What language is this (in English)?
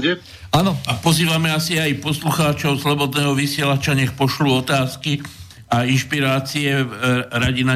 Slovak